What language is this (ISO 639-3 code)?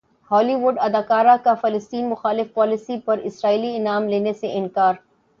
urd